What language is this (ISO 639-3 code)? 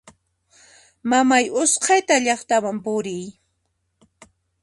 qxp